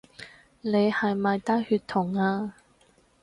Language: Cantonese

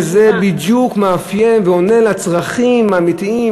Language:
Hebrew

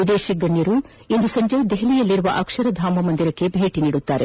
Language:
Kannada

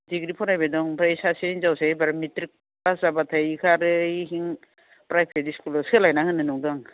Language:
Bodo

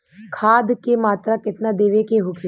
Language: Bhojpuri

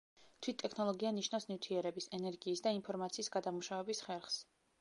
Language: Georgian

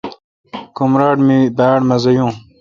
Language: Kalkoti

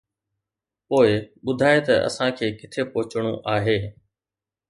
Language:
Sindhi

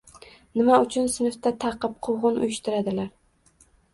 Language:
Uzbek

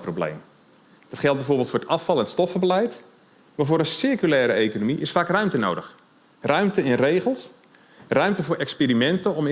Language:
Dutch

